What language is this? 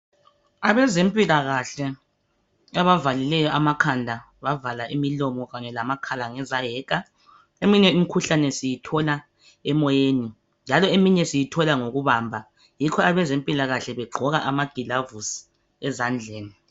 North Ndebele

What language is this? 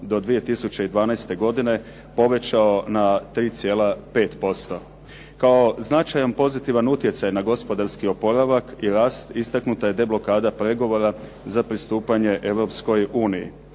Croatian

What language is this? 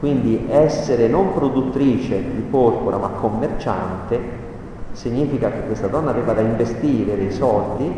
Italian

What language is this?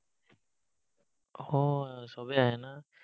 Assamese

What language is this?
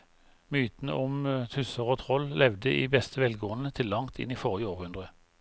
Norwegian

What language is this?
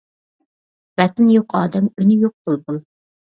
Uyghur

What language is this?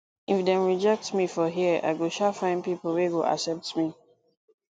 Nigerian Pidgin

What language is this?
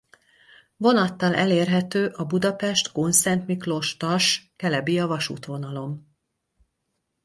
Hungarian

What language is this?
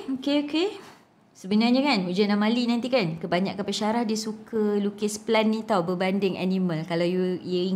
Malay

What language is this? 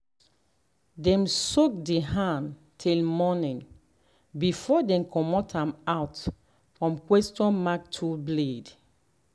Nigerian Pidgin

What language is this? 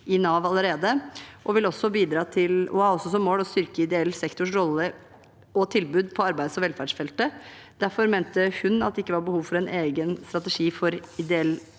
Norwegian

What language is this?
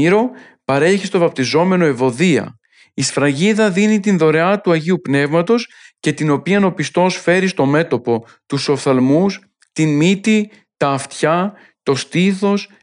Greek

